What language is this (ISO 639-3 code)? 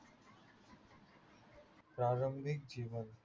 mar